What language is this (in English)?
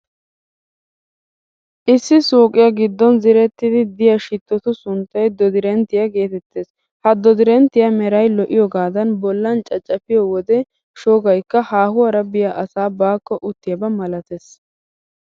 Wolaytta